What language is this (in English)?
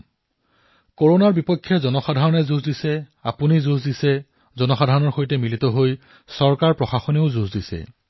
Assamese